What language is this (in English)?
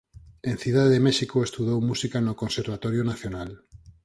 Galician